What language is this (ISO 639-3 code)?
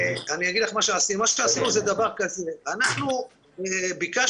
heb